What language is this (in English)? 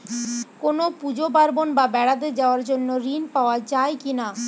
Bangla